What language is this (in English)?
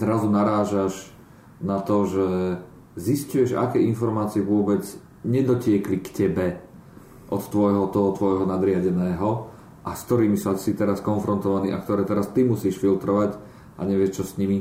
Slovak